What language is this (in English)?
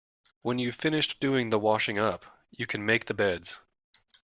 English